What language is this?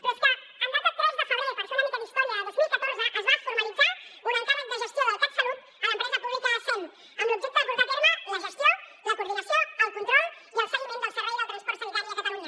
Catalan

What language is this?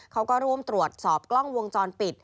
Thai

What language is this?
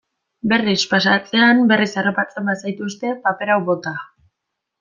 Basque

